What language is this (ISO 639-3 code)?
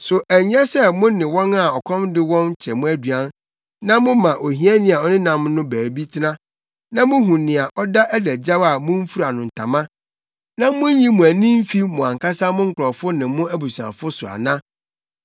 aka